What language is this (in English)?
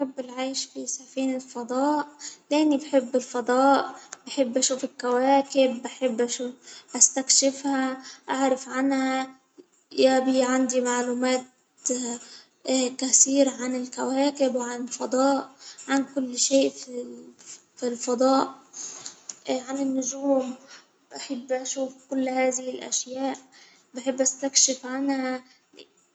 Hijazi Arabic